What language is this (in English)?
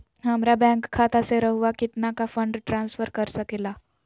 Magahi